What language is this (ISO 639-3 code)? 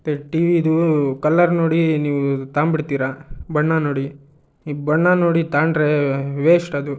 kan